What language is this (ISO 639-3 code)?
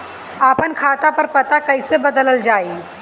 bho